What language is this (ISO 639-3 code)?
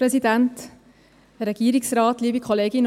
gsw